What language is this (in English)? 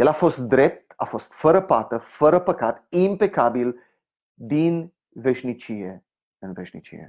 Romanian